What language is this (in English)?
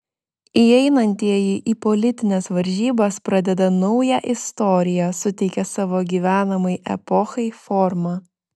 Lithuanian